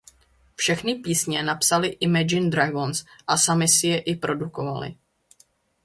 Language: Czech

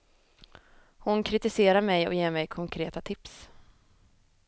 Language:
Swedish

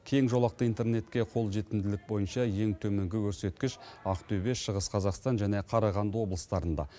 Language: Kazakh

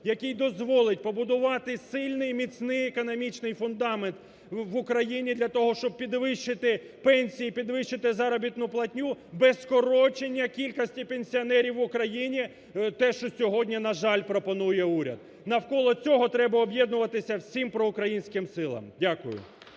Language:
Ukrainian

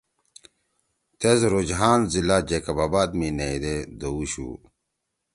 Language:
Torwali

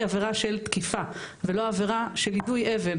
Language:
Hebrew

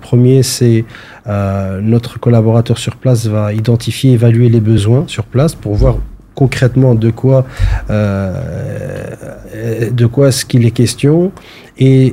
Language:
French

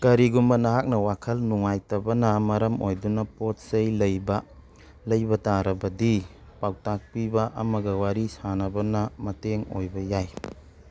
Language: Manipuri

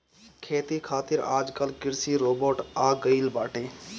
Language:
Bhojpuri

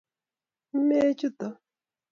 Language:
Kalenjin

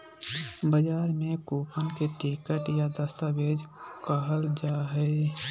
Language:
Magahi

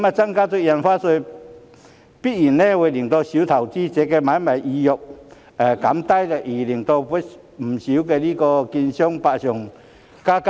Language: Cantonese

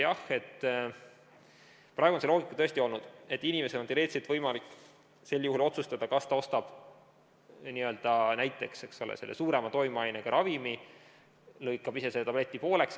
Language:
Estonian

